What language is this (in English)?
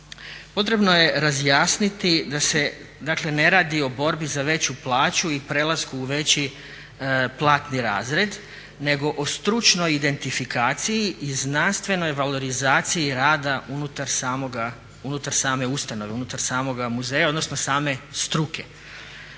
Croatian